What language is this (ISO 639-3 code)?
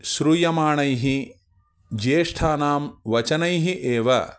san